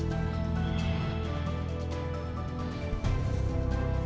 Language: Indonesian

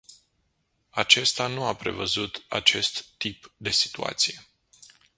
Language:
Romanian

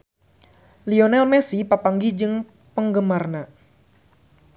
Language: Sundanese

